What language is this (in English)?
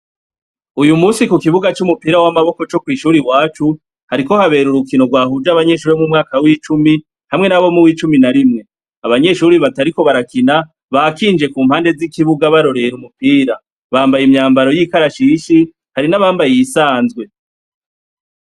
Rundi